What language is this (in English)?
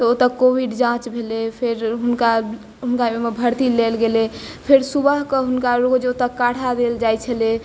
Maithili